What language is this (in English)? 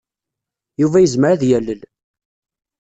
Kabyle